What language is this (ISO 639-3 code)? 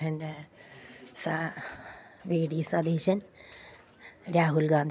mal